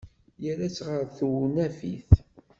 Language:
Kabyle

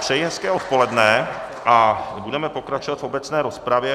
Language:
Czech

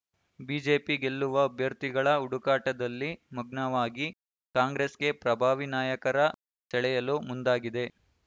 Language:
Kannada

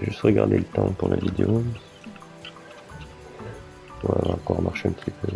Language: French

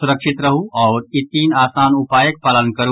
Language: Maithili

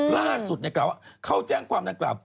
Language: Thai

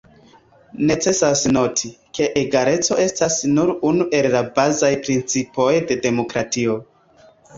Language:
Esperanto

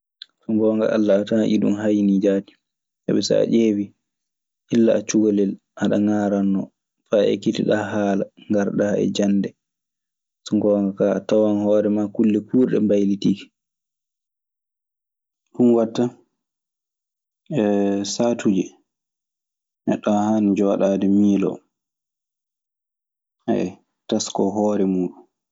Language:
Maasina Fulfulde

